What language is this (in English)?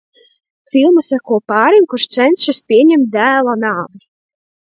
Latvian